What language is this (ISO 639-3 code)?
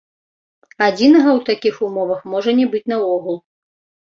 bel